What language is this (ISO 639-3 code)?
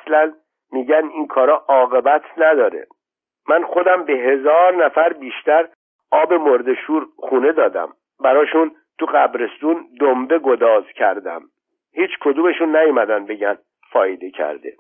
fas